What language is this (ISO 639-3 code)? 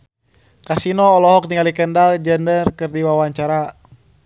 sun